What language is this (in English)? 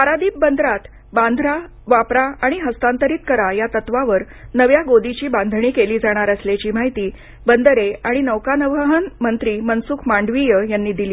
Marathi